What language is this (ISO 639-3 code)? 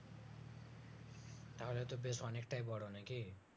ben